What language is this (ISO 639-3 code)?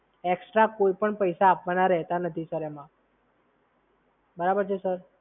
guj